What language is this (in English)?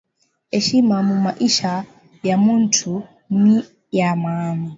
Swahili